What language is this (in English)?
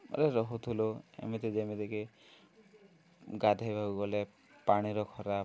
Odia